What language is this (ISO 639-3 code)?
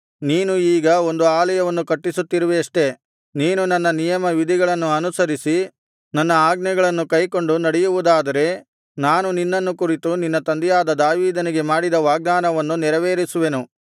kan